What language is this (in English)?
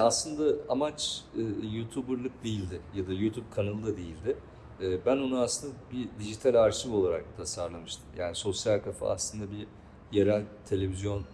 Turkish